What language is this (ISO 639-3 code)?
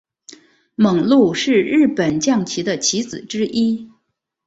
zho